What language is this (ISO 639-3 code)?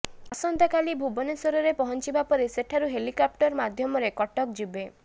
ori